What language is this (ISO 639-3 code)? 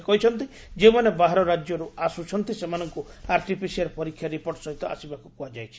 ori